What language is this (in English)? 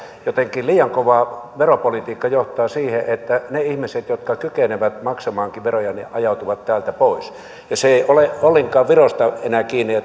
Finnish